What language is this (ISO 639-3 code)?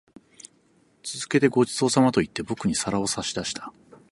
jpn